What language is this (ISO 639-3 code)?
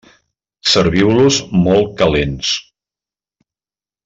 cat